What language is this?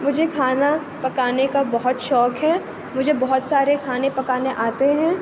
Urdu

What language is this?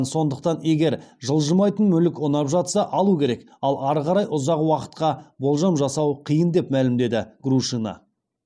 Kazakh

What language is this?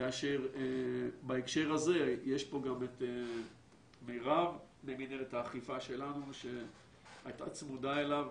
Hebrew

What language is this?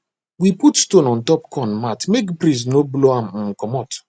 Nigerian Pidgin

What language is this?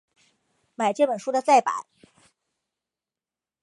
Chinese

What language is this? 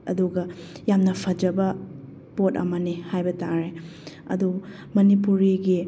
Manipuri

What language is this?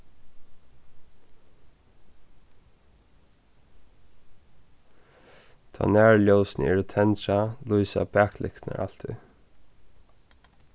Faroese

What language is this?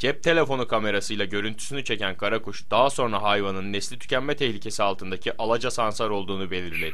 Turkish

